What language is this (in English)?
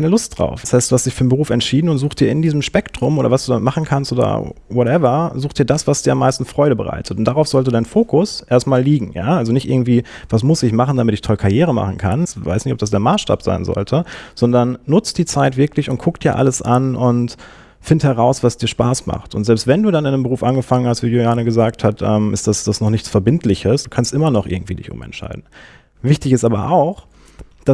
German